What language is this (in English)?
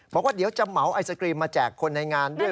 Thai